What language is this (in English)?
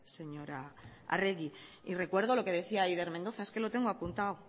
Spanish